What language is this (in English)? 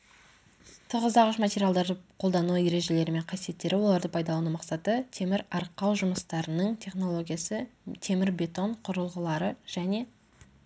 Kazakh